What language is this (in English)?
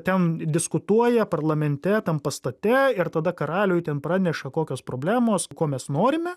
Lithuanian